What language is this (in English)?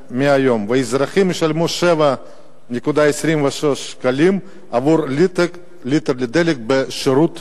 Hebrew